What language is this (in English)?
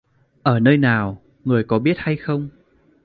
Vietnamese